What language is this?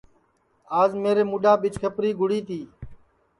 Sansi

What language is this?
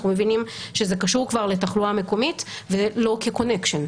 Hebrew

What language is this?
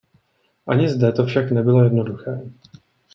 Czech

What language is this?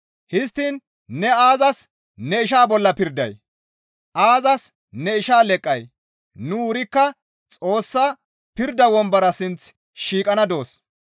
Gamo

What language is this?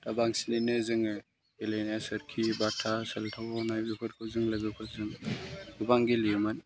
Bodo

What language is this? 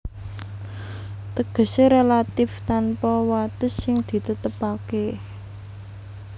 Javanese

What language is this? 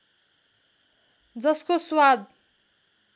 Nepali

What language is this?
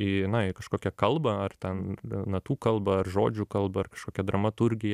Lithuanian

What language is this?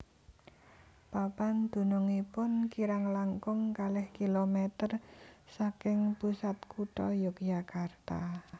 Javanese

